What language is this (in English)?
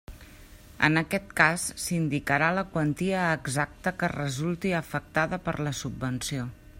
Catalan